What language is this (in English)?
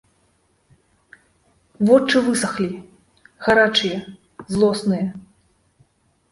Belarusian